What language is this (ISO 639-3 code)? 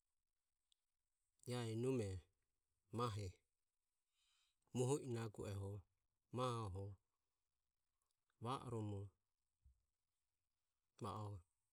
aom